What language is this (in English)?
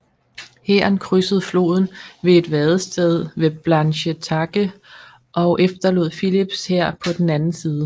Danish